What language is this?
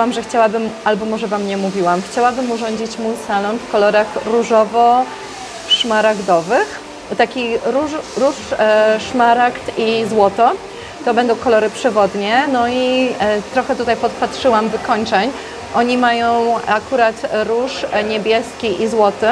Polish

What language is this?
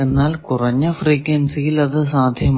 Malayalam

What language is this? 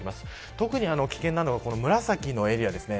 Japanese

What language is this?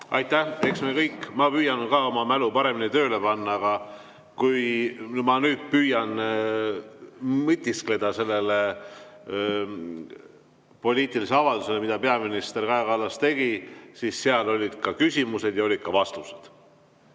Estonian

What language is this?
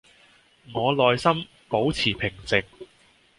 Cantonese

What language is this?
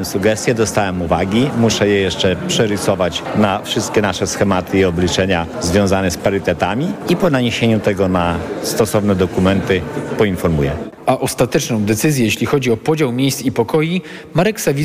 Polish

